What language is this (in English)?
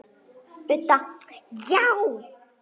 Icelandic